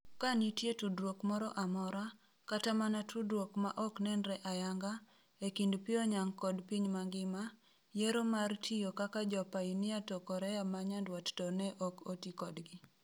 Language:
Luo (Kenya and Tanzania)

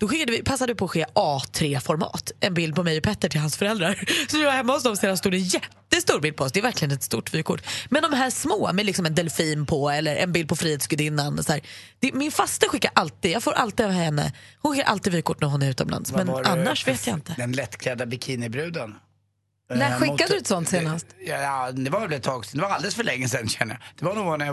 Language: Swedish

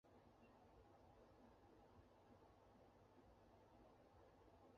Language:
Chinese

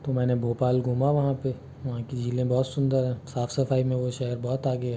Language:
Hindi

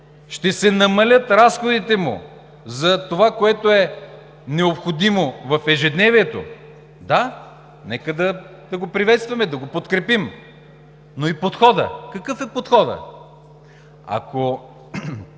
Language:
Bulgarian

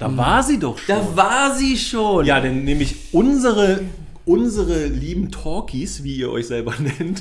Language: German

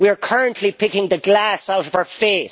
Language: English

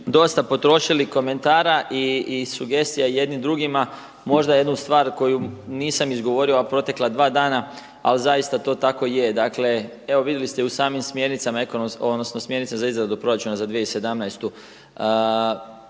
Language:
Croatian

